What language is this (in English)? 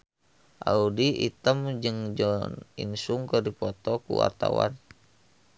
Sundanese